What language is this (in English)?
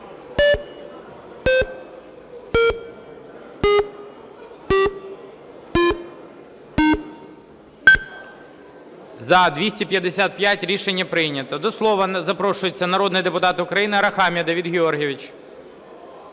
Ukrainian